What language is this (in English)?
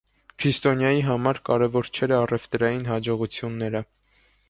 Armenian